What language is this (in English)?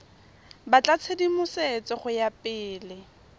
Tswana